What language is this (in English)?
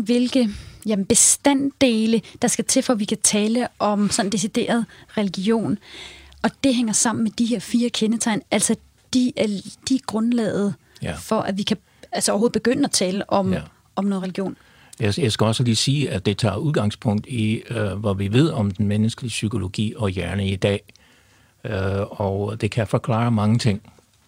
Danish